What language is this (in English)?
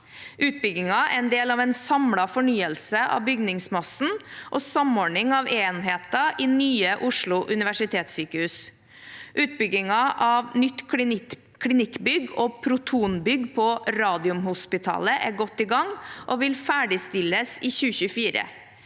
Norwegian